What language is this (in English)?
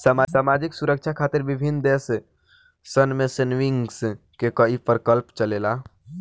Bhojpuri